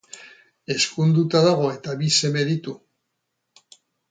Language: Basque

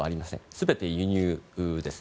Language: Japanese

